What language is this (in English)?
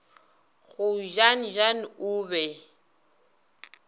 Northern Sotho